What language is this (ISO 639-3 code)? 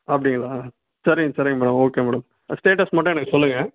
tam